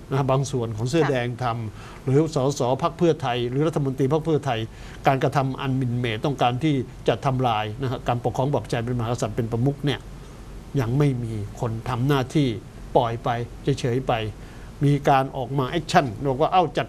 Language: Thai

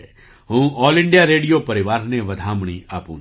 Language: Gujarati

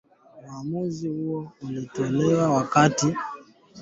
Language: Swahili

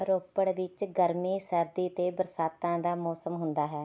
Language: Punjabi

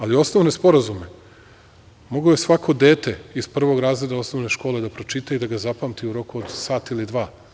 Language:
Serbian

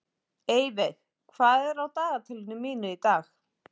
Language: Icelandic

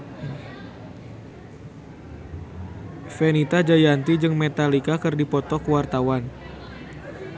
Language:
Sundanese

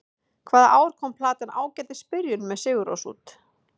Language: Icelandic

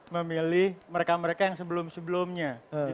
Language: Indonesian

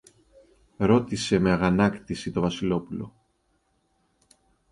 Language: Greek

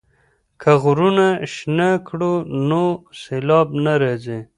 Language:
Pashto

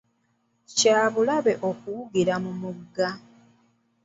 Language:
Ganda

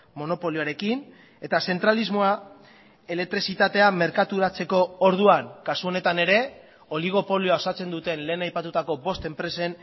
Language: Basque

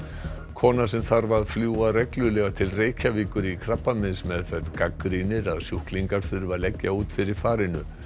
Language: Icelandic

